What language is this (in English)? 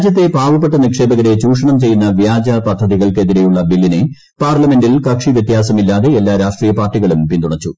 Malayalam